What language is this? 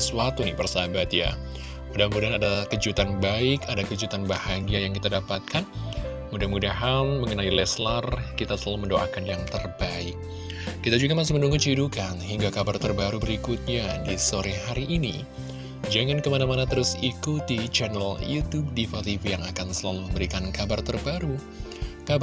Indonesian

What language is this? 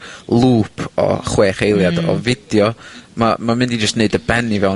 Welsh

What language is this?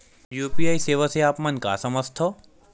Chhattisgarhi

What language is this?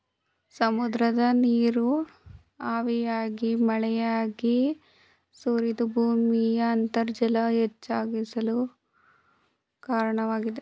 Kannada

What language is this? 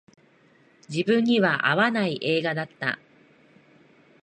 Japanese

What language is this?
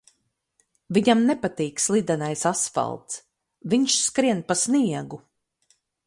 Latvian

